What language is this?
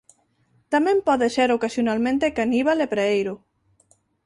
Galician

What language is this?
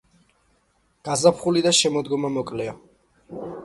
Georgian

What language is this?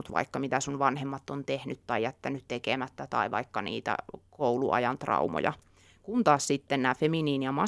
Finnish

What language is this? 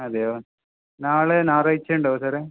Malayalam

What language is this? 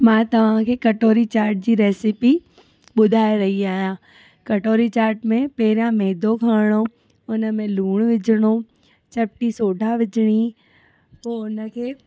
Sindhi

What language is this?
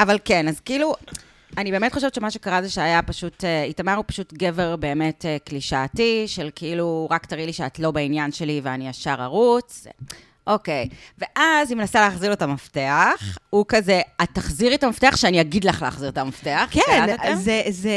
Hebrew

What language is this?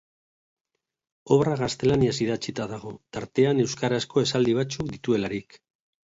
Basque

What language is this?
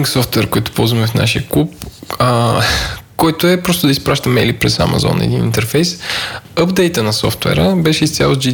Bulgarian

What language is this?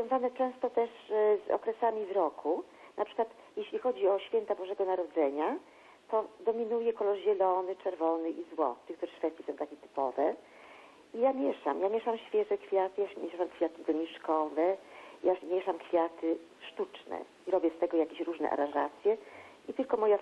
Polish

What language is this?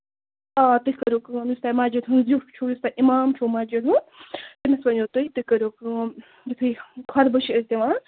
Kashmiri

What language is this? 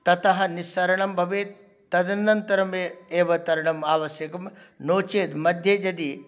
Sanskrit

